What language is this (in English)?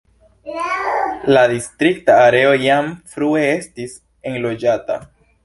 Esperanto